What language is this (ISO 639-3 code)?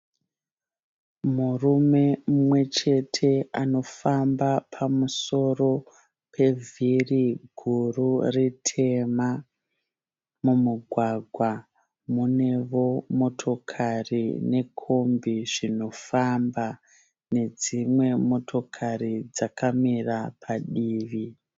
sna